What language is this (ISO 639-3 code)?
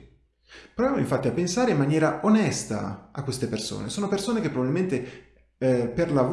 ita